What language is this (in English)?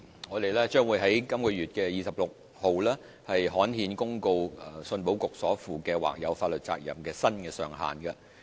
Cantonese